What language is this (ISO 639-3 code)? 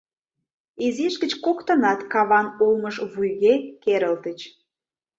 chm